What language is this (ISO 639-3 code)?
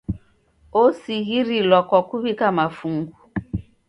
dav